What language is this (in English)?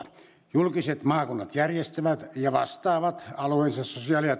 Finnish